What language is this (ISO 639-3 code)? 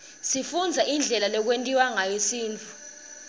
ssw